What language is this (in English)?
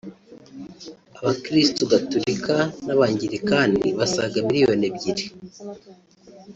Kinyarwanda